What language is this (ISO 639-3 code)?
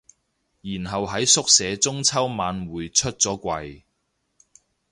yue